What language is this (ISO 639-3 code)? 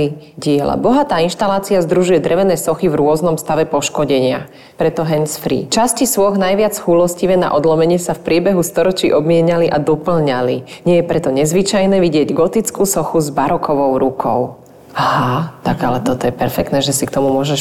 slk